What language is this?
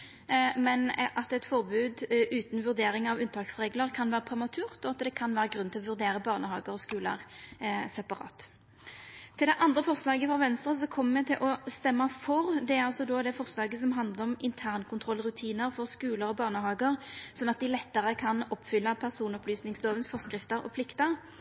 Norwegian Nynorsk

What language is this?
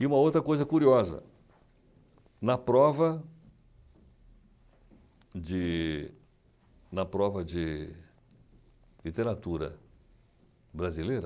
Portuguese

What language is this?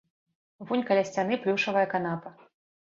Belarusian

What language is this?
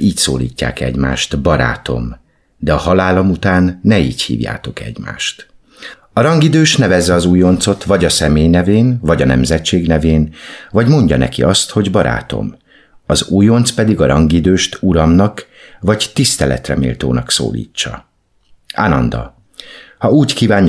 Hungarian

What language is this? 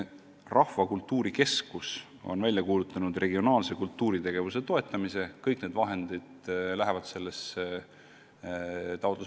Estonian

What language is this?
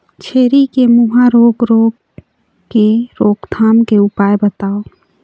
Chhattisgarhi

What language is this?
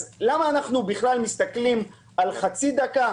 Hebrew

